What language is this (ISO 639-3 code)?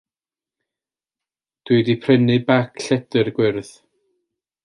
cym